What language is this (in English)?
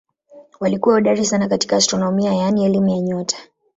Swahili